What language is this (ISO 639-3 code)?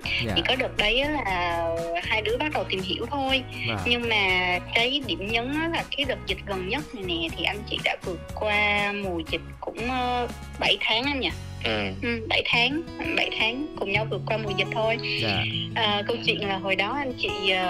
vie